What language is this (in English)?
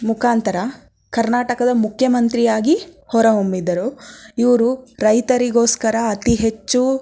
Kannada